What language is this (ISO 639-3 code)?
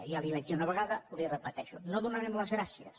cat